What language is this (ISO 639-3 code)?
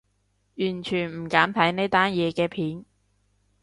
yue